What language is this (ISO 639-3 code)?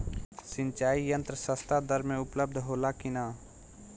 bho